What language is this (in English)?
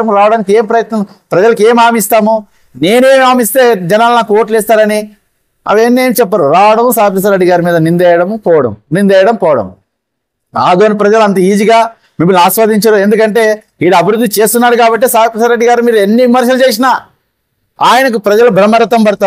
Telugu